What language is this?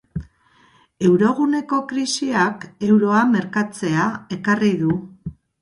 Basque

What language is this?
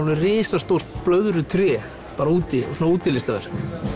Icelandic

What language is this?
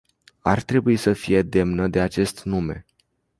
Romanian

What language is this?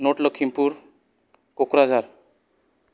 Bodo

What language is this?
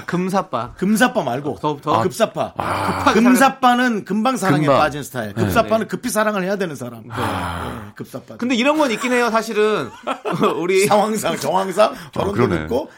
Korean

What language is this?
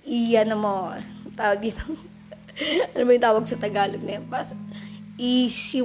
Filipino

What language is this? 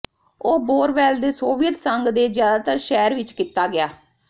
Punjabi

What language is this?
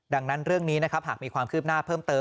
Thai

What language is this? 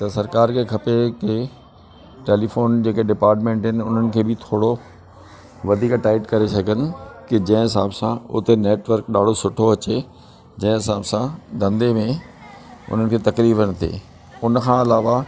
Sindhi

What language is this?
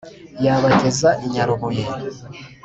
Kinyarwanda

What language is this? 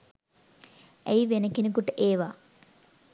Sinhala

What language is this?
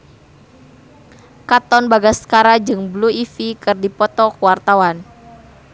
Sundanese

